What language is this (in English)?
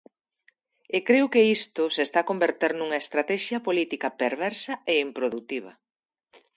Galician